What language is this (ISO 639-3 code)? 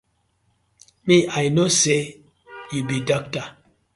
pcm